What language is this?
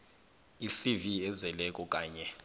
South Ndebele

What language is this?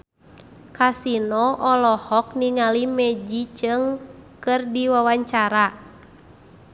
Sundanese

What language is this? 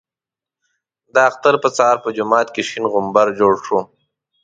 Pashto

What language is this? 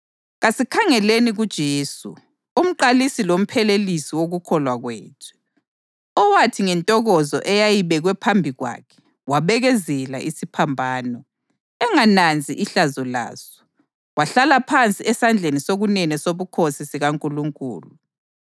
North Ndebele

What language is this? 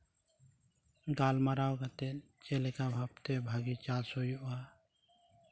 Santali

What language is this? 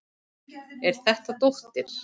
Icelandic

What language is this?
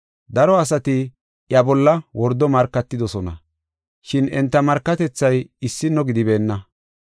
Gofa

